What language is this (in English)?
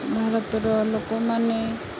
Odia